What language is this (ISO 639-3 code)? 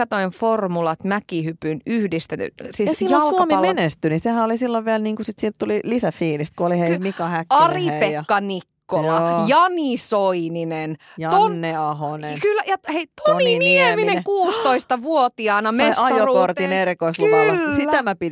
fin